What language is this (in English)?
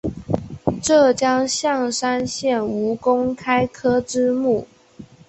Chinese